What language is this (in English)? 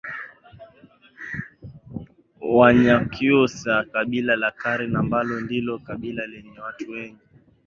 Swahili